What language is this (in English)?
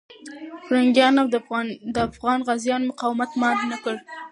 Pashto